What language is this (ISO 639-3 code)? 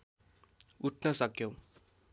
nep